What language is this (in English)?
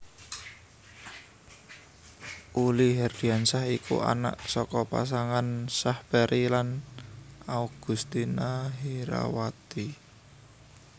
Javanese